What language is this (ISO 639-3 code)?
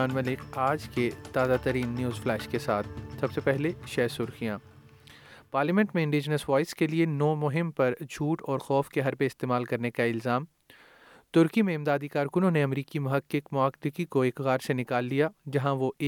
urd